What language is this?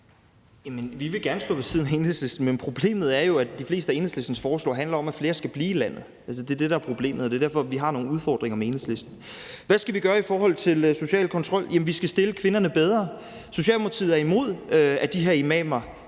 Danish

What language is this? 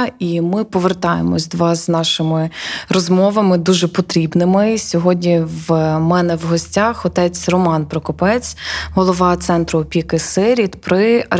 Ukrainian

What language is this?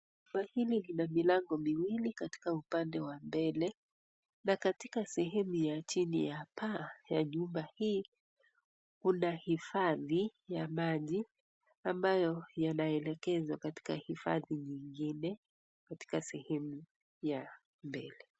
Swahili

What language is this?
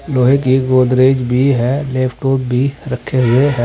Hindi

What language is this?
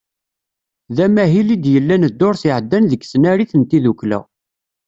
Kabyle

